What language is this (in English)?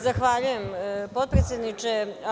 Serbian